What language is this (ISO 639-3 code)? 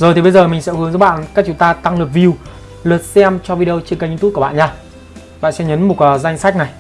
vie